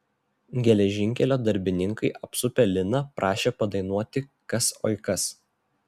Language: Lithuanian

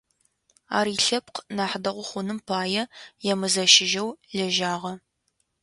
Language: Adyghe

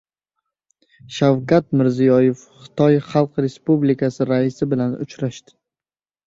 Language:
Uzbek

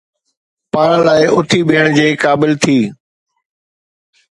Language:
Sindhi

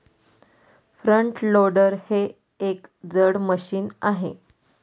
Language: Marathi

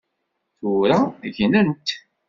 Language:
Kabyle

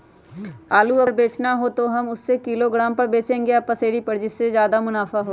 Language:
Magahi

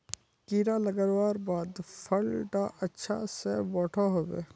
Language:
Magahi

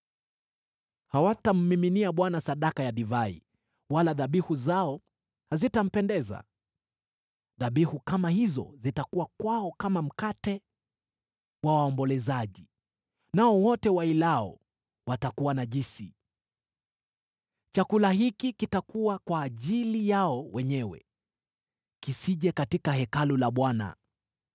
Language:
Swahili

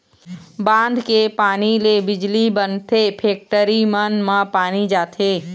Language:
Chhattisgarhi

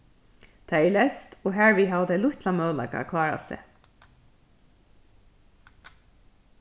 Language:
Faroese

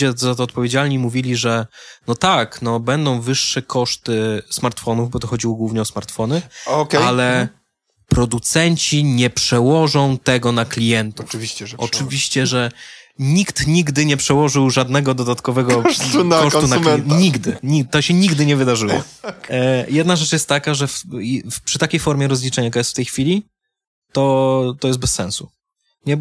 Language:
Polish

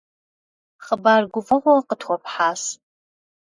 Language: Kabardian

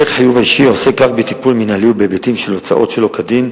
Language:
Hebrew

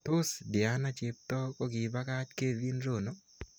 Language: Kalenjin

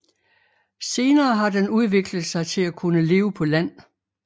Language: Danish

